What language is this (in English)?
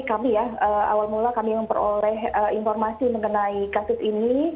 Indonesian